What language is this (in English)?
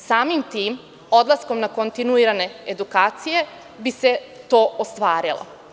Serbian